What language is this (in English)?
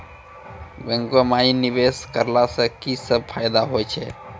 Maithili